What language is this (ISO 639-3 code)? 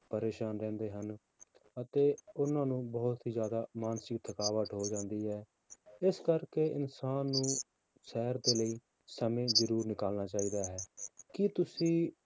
pan